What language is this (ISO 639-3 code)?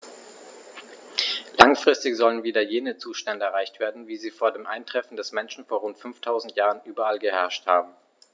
deu